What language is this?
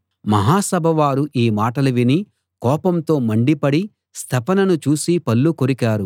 Telugu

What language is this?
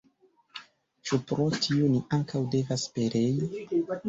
Esperanto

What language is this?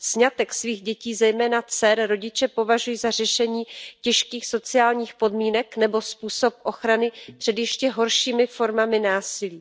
Czech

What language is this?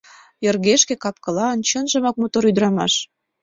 Mari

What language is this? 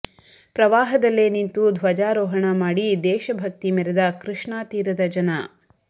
Kannada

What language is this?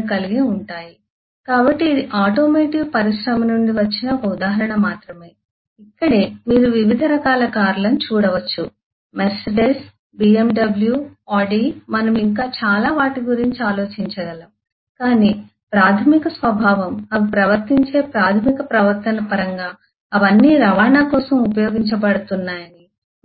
Telugu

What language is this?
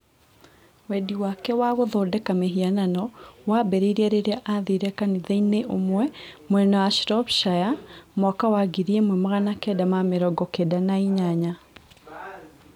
Kikuyu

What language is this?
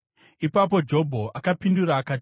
Shona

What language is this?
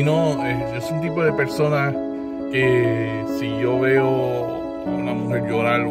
Spanish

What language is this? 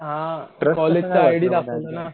Marathi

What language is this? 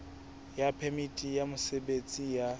Southern Sotho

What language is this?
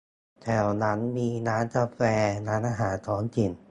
Thai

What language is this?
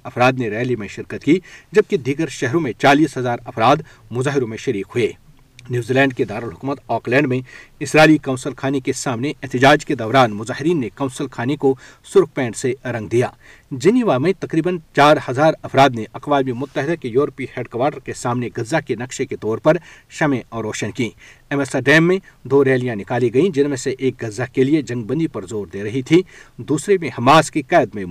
Urdu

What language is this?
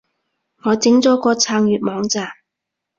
Cantonese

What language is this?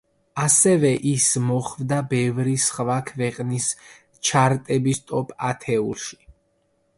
Georgian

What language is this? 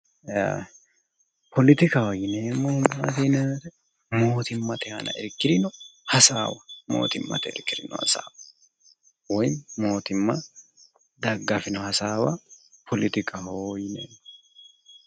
Sidamo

